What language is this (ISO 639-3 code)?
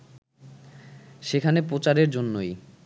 ben